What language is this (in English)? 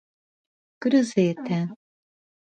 Portuguese